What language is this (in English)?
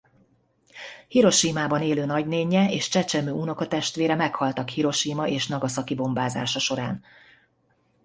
Hungarian